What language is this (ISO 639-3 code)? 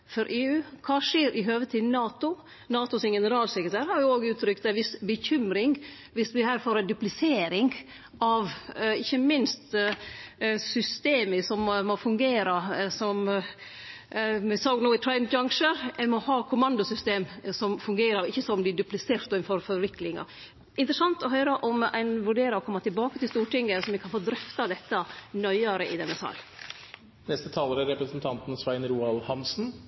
nor